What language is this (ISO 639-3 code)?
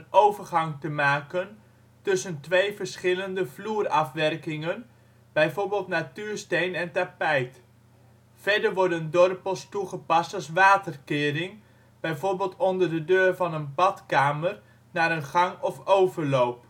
nld